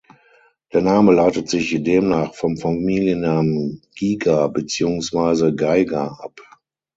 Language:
German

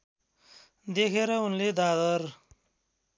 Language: Nepali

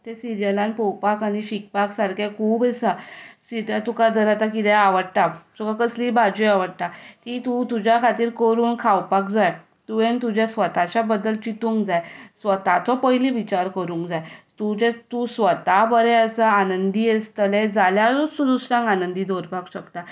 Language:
Konkani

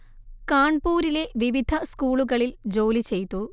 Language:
Malayalam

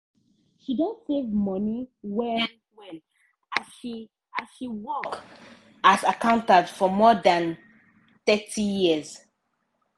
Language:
Nigerian Pidgin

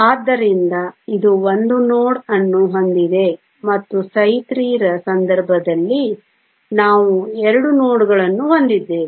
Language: Kannada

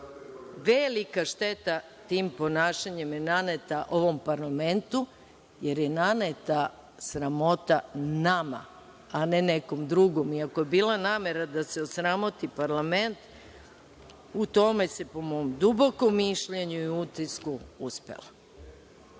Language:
Serbian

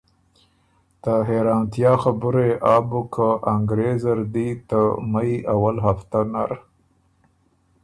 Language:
Ormuri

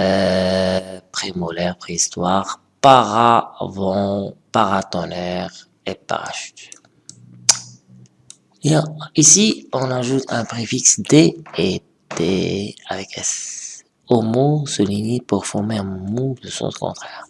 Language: French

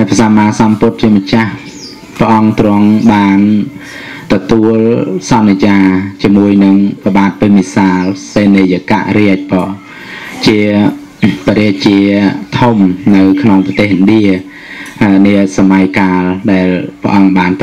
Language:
Thai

